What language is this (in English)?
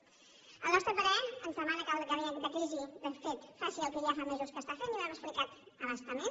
Catalan